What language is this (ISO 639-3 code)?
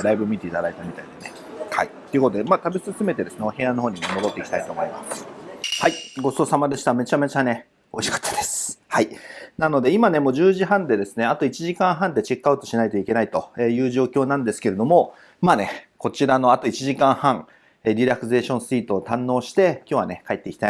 jpn